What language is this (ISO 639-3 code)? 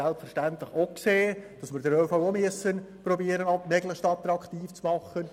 gsw